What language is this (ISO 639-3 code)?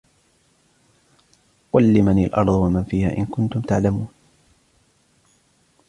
ara